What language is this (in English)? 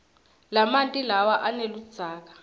Swati